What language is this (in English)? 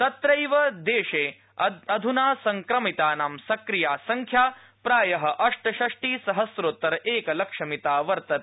Sanskrit